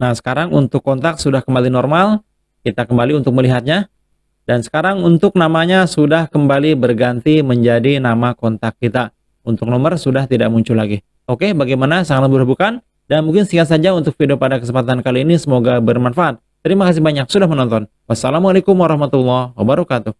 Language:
Indonesian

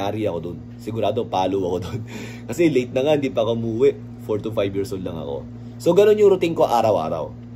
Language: Filipino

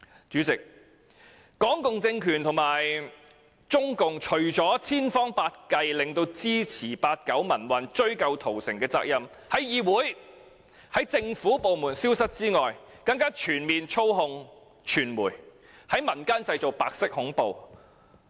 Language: Cantonese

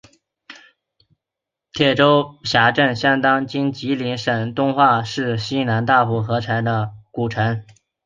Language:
Chinese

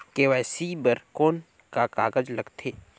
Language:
Chhattisgarhi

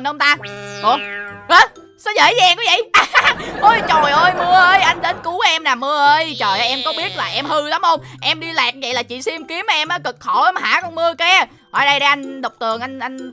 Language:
Vietnamese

